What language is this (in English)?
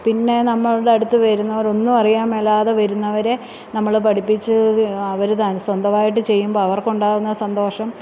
Malayalam